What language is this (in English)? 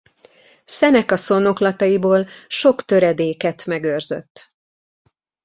Hungarian